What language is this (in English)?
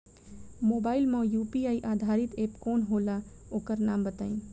Bhojpuri